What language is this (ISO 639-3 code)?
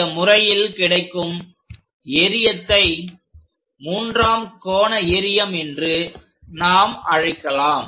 tam